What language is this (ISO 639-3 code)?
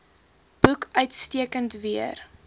afr